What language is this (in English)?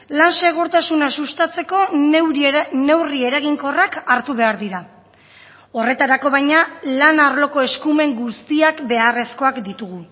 Basque